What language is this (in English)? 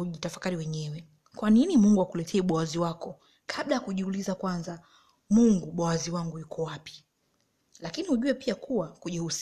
Swahili